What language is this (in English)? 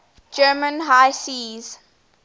English